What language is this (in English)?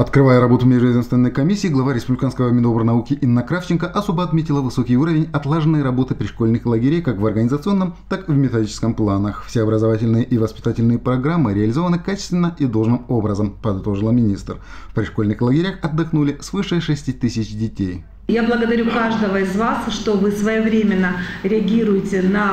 Russian